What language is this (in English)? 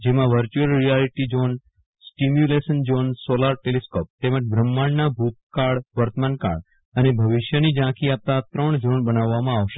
Gujarati